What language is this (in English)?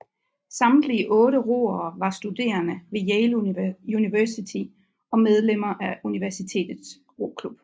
Danish